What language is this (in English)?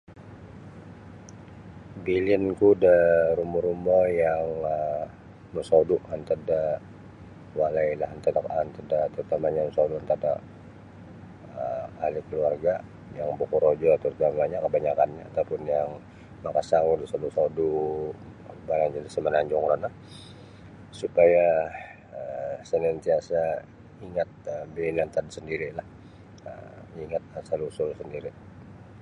Sabah Bisaya